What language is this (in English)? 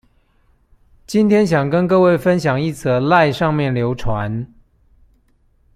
Chinese